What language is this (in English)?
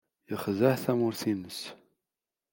Kabyle